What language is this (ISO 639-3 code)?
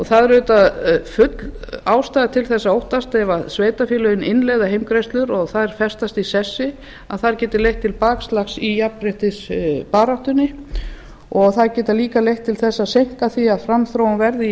isl